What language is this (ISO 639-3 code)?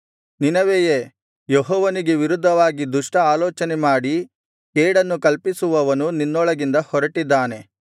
kan